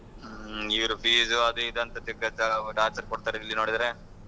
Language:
Kannada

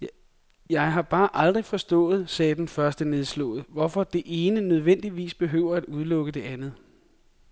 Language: Danish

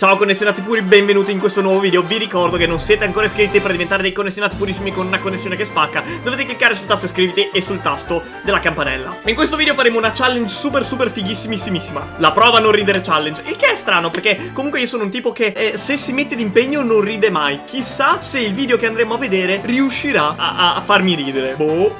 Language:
Italian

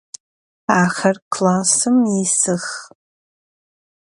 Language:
Adyghe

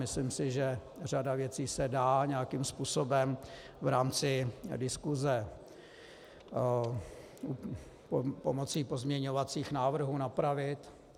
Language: Czech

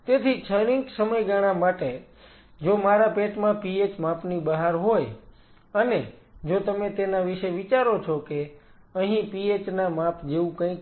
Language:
Gujarati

